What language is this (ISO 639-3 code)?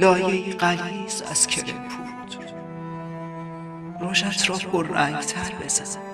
fas